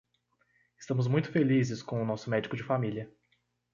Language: Portuguese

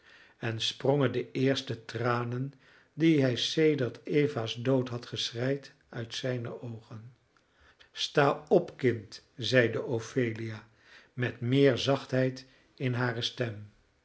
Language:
Dutch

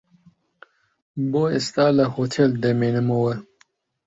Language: Central Kurdish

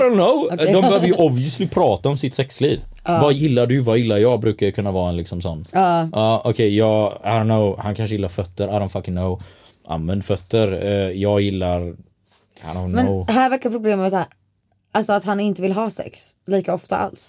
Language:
Swedish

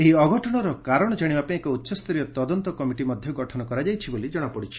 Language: Odia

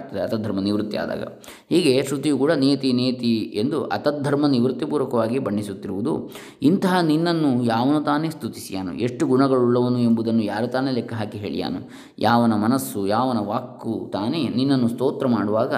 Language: Kannada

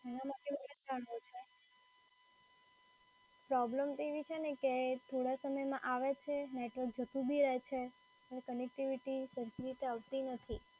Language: Gujarati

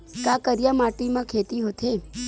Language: Chhattisgarhi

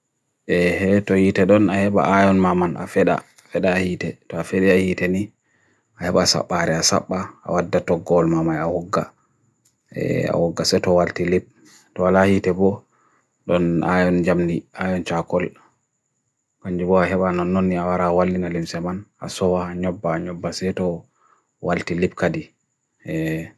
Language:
Bagirmi Fulfulde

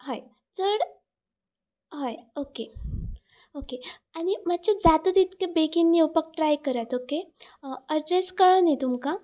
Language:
Konkani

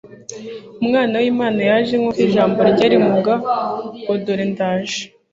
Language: Kinyarwanda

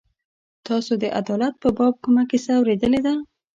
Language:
Pashto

